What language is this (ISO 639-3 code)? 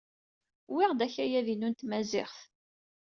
kab